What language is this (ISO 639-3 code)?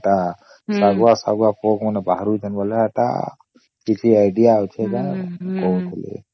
ori